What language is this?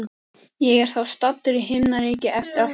Icelandic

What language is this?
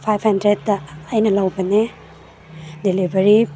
Manipuri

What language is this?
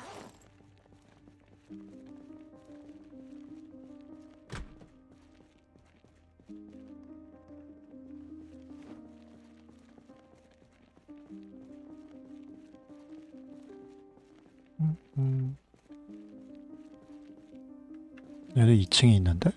Korean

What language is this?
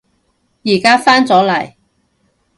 Cantonese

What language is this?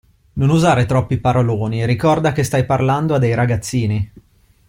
Italian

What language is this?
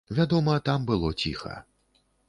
Belarusian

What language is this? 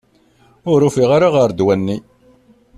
Kabyle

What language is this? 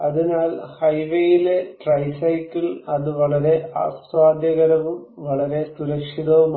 Malayalam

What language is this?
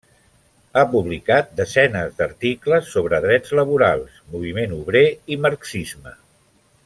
Catalan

